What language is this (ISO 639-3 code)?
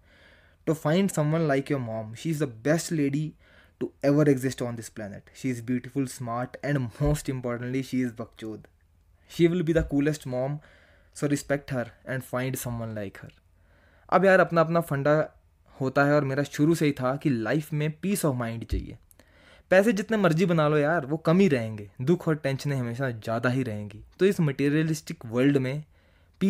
hin